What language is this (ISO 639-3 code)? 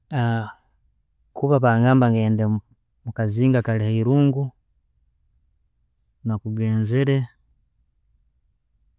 ttj